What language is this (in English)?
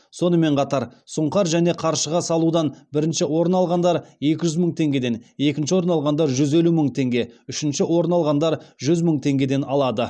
Kazakh